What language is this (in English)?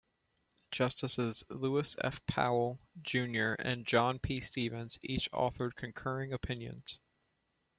English